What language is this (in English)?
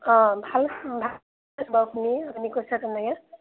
Assamese